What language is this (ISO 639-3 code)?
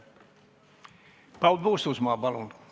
est